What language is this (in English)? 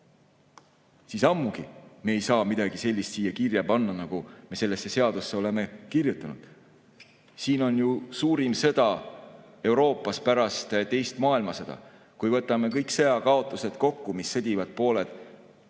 Estonian